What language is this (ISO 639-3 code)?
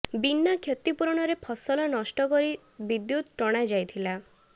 ori